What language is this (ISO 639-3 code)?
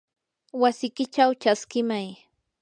qur